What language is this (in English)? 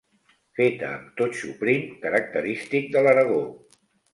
Catalan